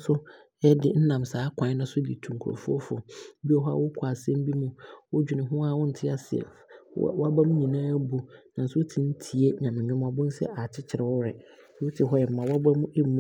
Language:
Abron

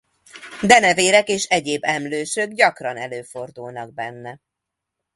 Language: Hungarian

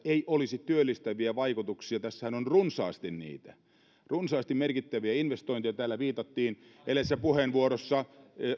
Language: Finnish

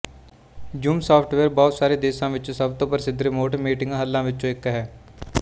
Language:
Punjabi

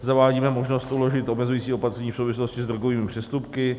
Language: Czech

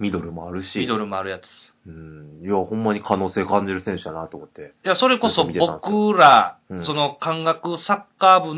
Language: Japanese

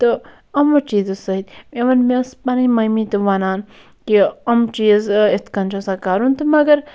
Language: Kashmiri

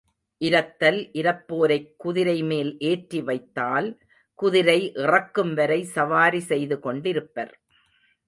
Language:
Tamil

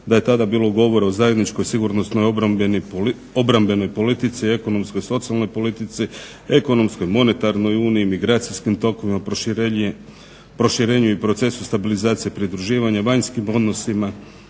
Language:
Croatian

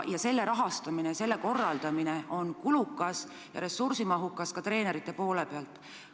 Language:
Estonian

